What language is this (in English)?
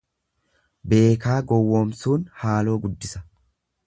Oromo